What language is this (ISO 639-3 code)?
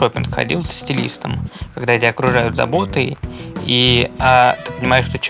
rus